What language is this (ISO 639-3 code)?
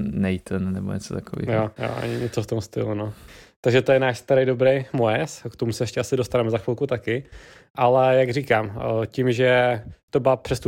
ces